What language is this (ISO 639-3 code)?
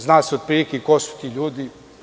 srp